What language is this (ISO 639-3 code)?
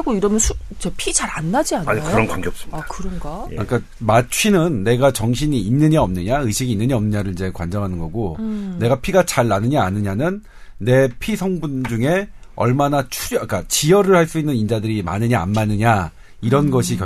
kor